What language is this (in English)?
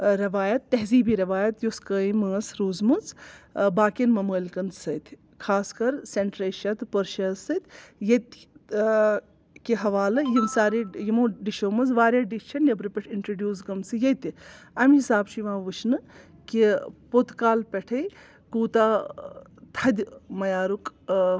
Kashmiri